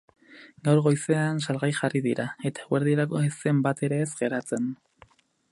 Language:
Basque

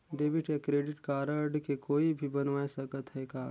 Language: Chhattisgarhi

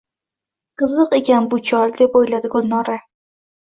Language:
Uzbek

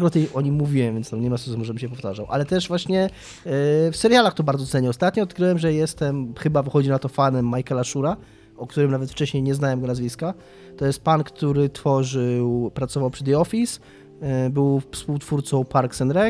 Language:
Polish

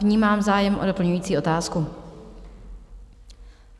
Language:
Czech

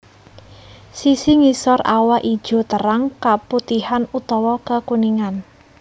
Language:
Javanese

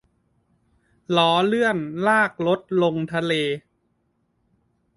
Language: Thai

